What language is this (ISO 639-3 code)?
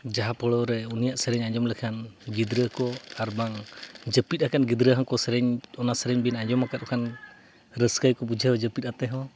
sat